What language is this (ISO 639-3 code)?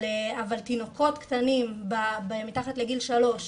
heb